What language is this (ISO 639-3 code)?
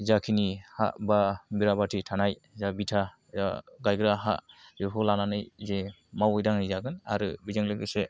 brx